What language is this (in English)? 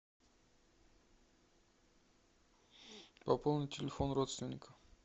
Russian